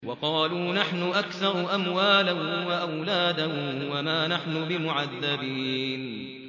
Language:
Arabic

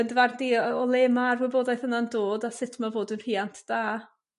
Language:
Welsh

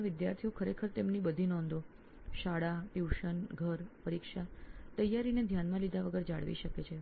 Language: Gujarati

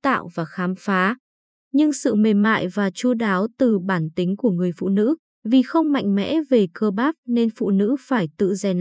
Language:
Vietnamese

